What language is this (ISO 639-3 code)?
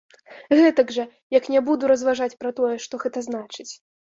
bel